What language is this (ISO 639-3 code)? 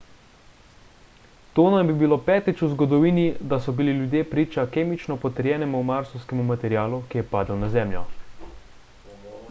slv